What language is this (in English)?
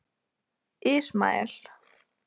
Icelandic